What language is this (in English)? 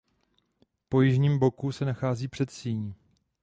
Czech